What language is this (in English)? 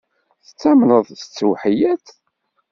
Kabyle